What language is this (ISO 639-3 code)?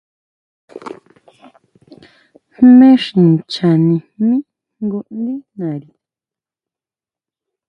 mau